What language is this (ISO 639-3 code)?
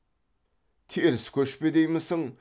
kaz